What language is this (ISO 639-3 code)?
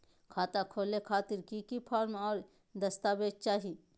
mag